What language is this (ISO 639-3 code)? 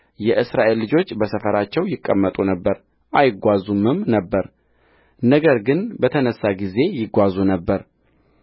amh